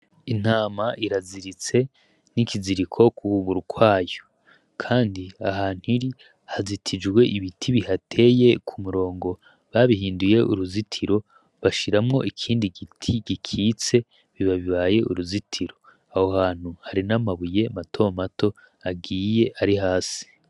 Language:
Rundi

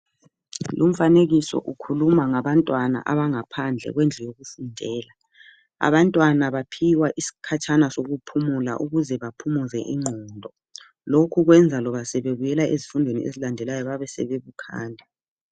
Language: North Ndebele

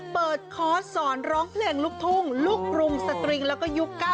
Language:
Thai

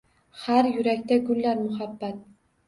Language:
Uzbek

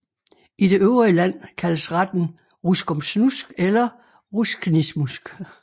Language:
Danish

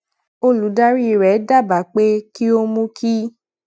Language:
Yoruba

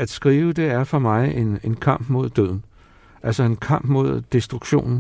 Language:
Danish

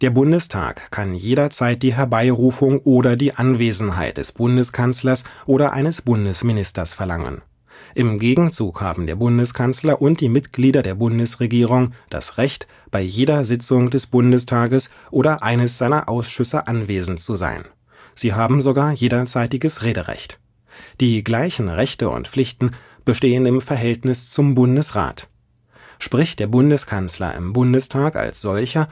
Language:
German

